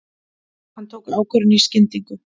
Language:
Icelandic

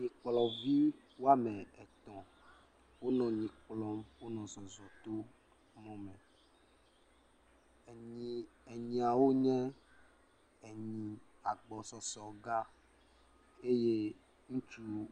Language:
Ewe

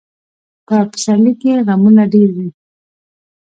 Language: Pashto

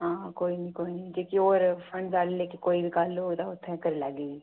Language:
Dogri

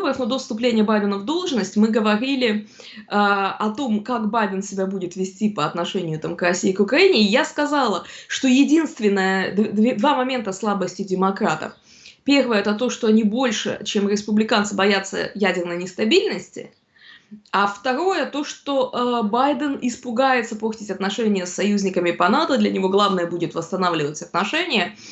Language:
Russian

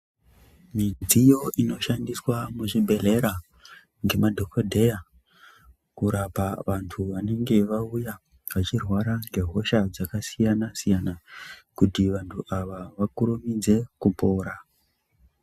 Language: Ndau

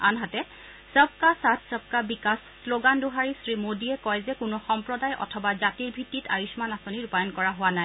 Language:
Assamese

